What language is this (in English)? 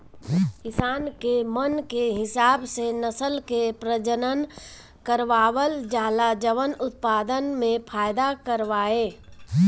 Bhojpuri